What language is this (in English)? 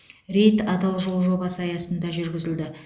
Kazakh